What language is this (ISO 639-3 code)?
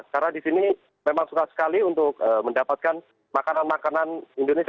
ind